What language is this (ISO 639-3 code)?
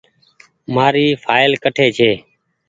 gig